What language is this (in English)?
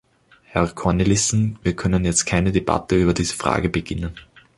German